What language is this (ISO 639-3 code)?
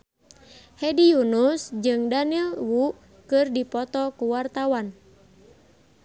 sun